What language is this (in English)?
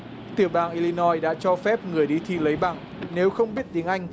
Vietnamese